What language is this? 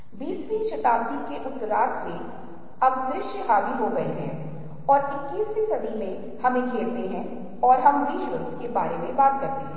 Hindi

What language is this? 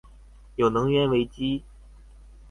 Chinese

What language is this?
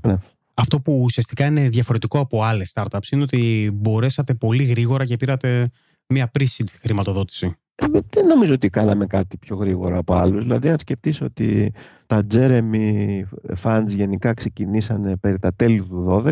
Greek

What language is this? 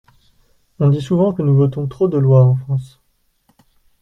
French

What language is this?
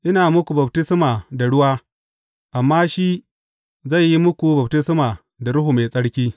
Hausa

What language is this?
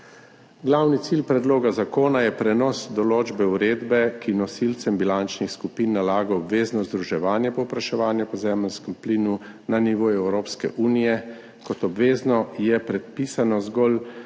Slovenian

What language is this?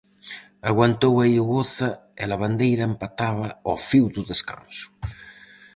Galician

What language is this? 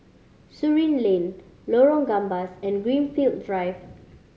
English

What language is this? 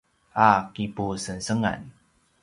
Paiwan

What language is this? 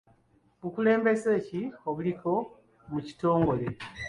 Ganda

